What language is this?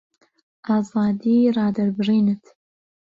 Central Kurdish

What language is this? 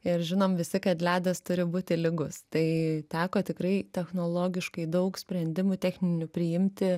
Lithuanian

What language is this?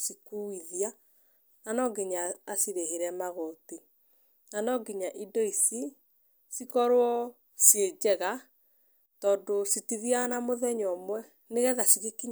Kikuyu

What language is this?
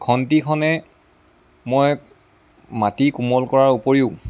Assamese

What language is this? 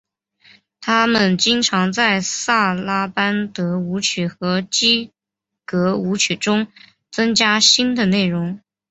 Chinese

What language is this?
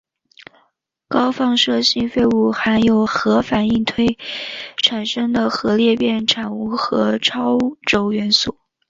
Chinese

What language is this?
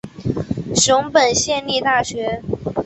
Chinese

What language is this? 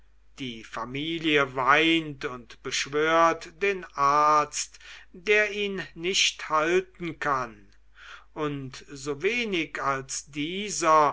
German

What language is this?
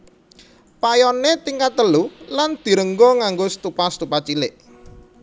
Javanese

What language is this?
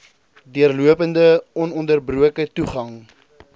Afrikaans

